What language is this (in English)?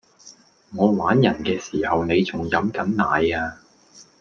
Cantonese